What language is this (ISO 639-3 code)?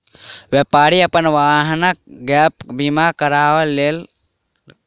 mai